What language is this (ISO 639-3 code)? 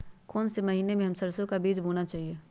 mag